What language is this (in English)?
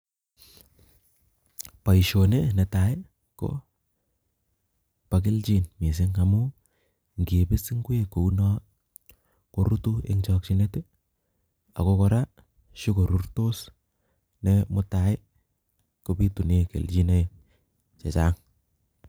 Kalenjin